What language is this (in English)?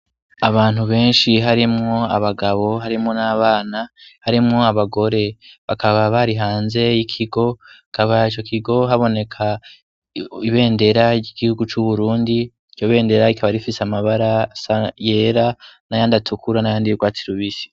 Rundi